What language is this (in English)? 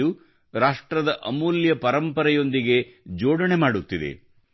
Kannada